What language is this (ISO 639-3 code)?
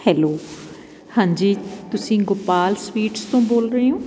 pan